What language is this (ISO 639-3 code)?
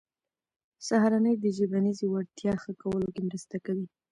pus